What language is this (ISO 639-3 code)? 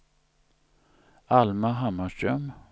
swe